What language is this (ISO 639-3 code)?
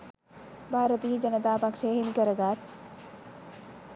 sin